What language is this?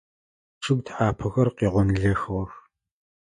Adyghe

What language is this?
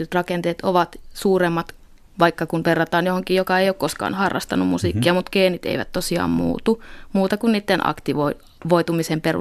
Finnish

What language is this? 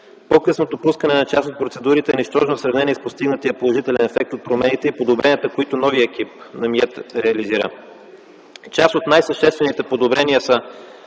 Bulgarian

